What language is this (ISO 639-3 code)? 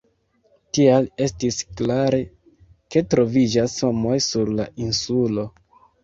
epo